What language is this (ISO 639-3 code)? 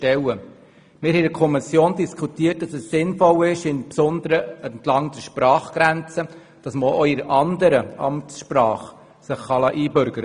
gsw